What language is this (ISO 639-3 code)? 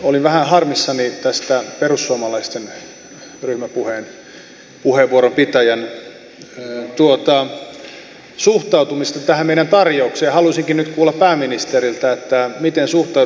fin